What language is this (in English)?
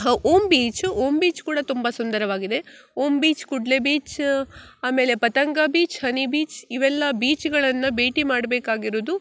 Kannada